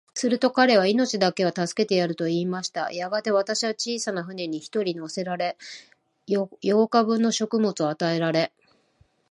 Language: Japanese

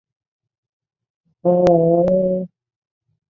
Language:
Chinese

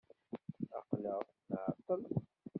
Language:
Kabyle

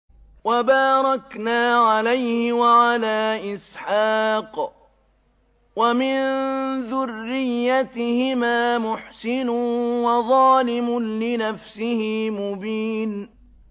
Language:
Arabic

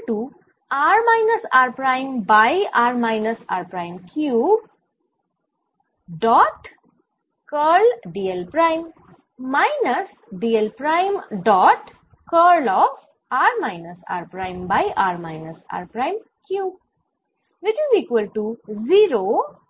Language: Bangla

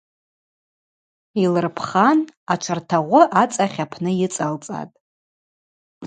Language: Abaza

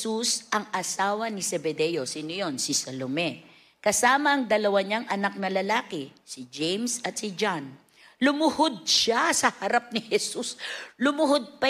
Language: Filipino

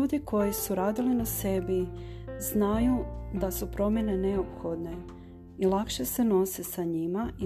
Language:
Croatian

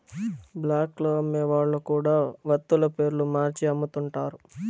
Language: Telugu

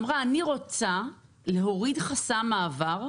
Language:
Hebrew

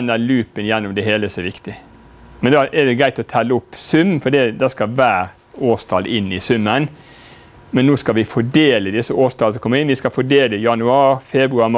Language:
Norwegian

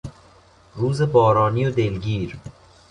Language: Persian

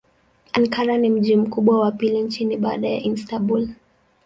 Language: Swahili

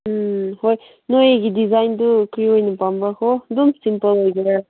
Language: Manipuri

